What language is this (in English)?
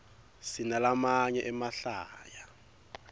Swati